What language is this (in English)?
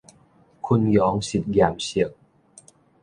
Min Nan Chinese